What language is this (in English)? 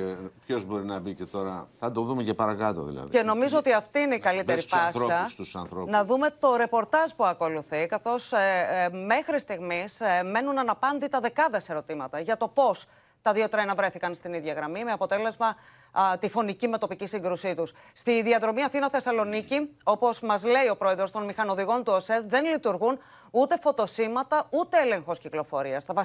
Greek